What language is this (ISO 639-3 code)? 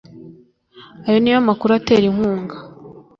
kin